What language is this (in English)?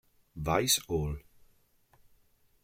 Italian